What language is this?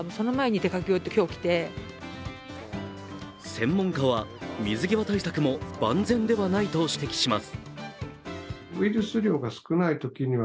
Japanese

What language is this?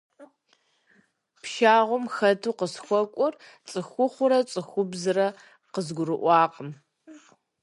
Kabardian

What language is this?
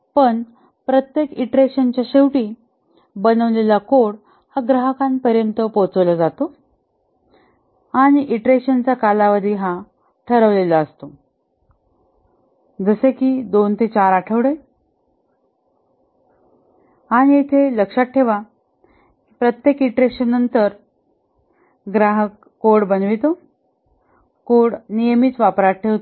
Marathi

